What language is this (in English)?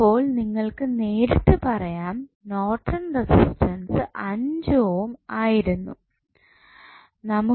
Malayalam